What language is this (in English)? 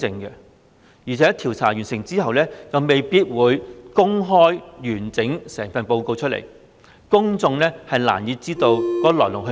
Cantonese